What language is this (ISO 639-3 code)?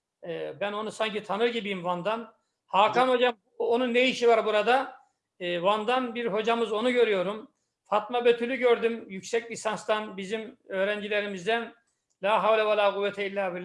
tur